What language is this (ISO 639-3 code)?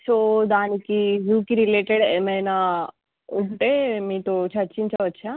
tel